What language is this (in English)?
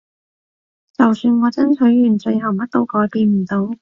Cantonese